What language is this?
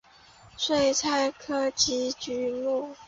Chinese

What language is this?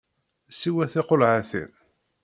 Kabyle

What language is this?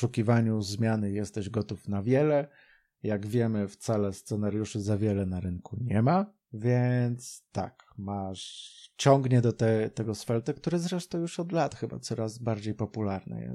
Polish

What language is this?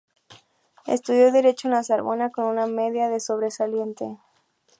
Spanish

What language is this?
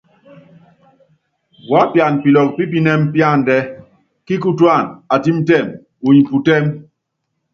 Yangben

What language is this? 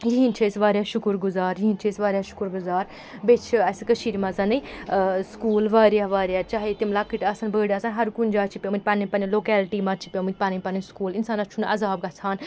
Kashmiri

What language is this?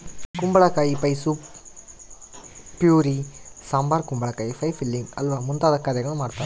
Kannada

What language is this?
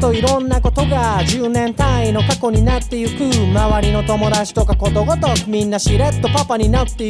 Dutch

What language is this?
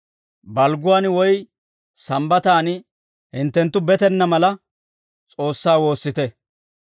Dawro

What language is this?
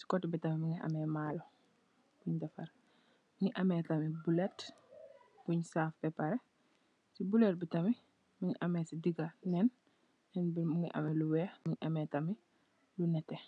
Wolof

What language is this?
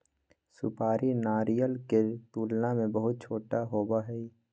Magahi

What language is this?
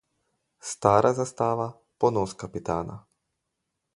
Slovenian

